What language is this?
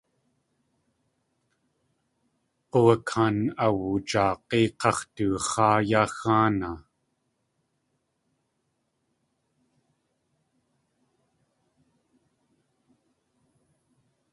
Tlingit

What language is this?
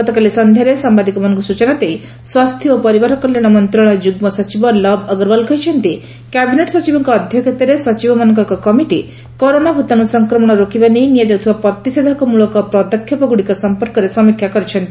Odia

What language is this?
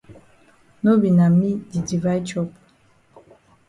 Cameroon Pidgin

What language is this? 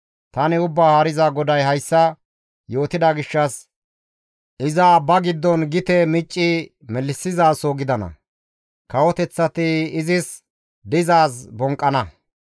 Gamo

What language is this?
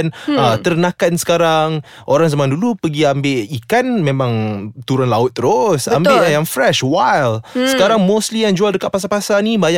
Malay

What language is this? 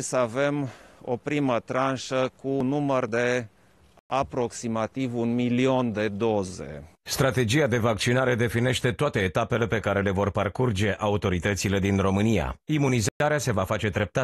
Romanian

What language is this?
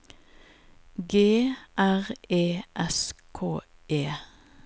Norwegian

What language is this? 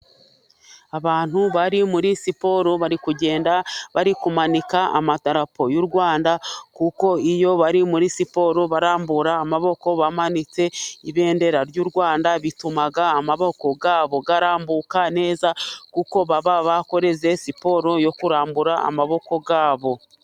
Kinyarwanda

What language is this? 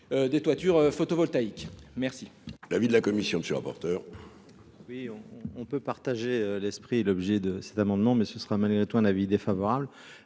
French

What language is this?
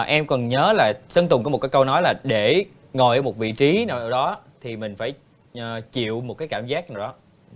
Vietnamese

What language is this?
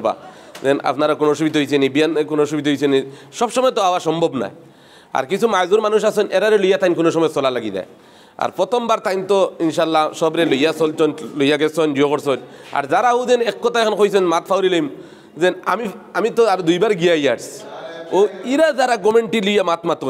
Arabic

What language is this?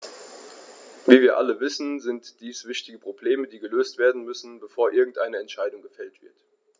German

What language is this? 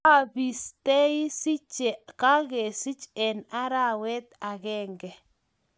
Kalenjin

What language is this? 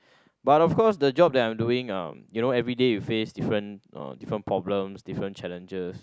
English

